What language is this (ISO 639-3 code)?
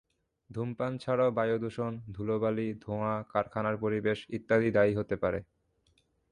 ben